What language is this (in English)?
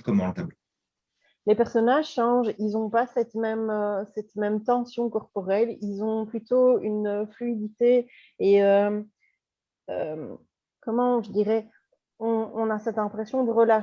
French